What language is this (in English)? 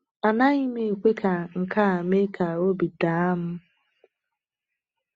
Igbo